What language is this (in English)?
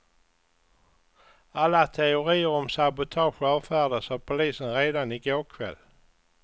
Swedish